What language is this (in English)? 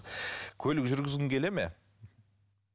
Kazakh